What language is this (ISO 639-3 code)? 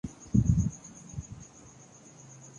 urd